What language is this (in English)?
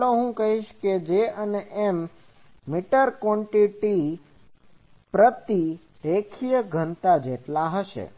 Gujarati